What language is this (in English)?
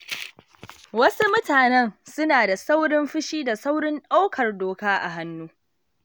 Hausa